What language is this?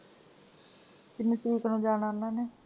Punjabi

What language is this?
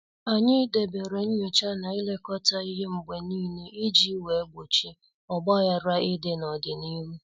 Igbo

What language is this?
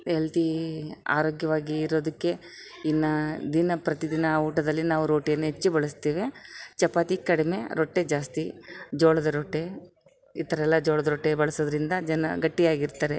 Kannada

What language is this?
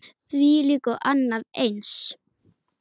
Icelandic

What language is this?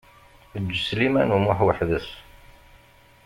Kabyle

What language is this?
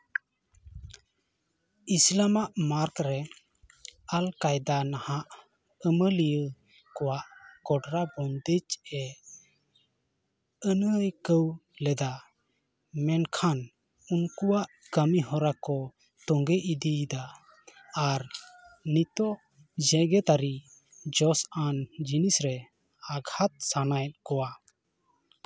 Santali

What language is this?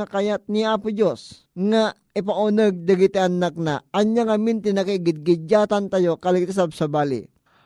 Filipino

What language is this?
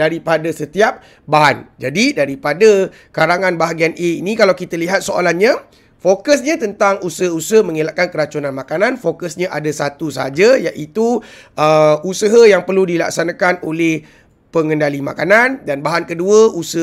Malay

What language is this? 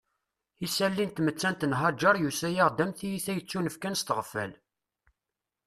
Kabyle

